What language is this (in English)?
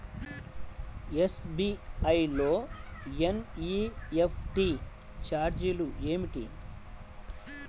Telugu